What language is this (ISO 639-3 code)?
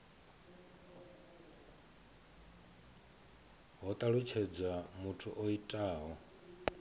ven